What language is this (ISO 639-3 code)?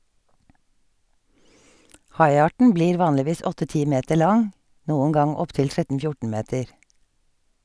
nor